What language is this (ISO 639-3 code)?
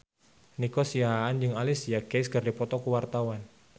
sun